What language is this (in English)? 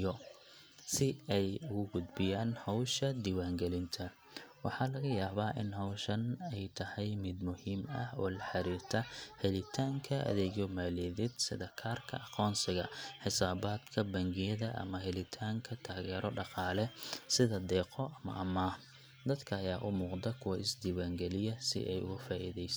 Somali